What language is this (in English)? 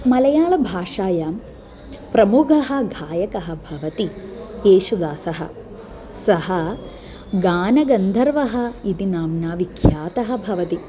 Sanskrit